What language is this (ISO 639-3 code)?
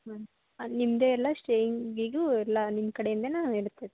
kan